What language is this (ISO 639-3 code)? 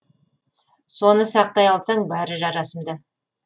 kaz